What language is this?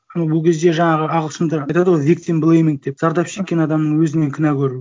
Kazakh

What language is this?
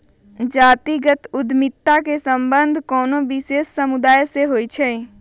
Magahi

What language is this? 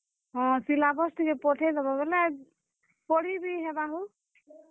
Odia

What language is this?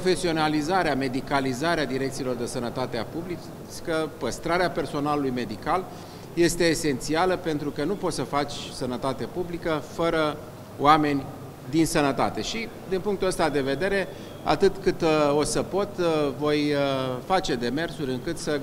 Romanian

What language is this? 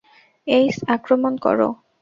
Bangla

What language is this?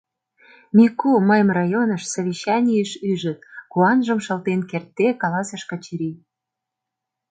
Mari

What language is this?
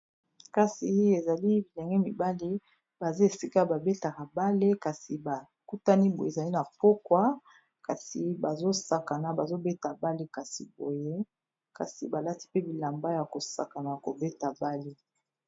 Lingala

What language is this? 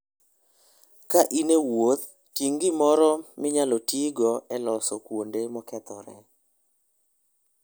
Luo (Kenya and Tanzania)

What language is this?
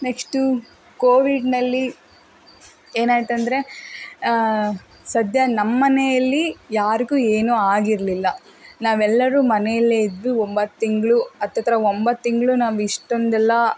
Kannada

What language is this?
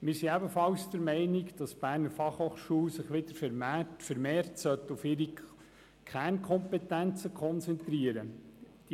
Swiss German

